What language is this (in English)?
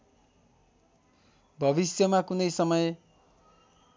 Nepali